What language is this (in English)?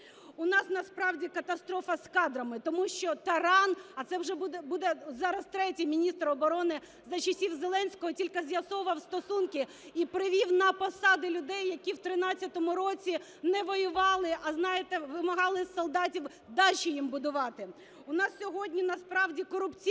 Ukrainian